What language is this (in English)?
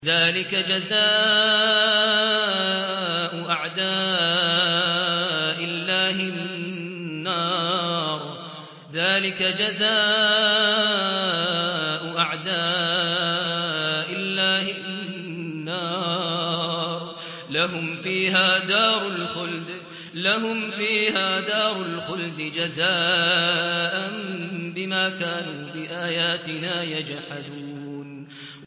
Arabic